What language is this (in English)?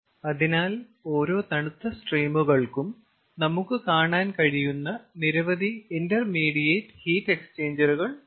Malayalam